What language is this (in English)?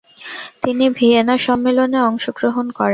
Bangla